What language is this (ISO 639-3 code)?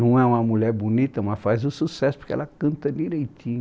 por